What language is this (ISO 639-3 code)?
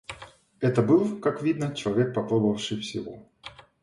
rus